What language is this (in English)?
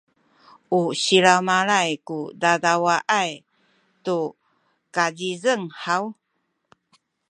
Sakizaya